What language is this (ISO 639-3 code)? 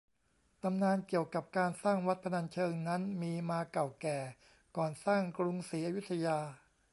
tha